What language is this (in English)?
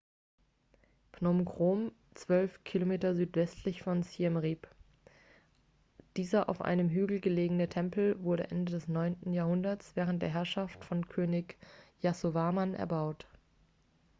German